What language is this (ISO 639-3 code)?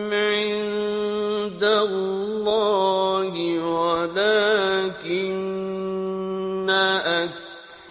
ara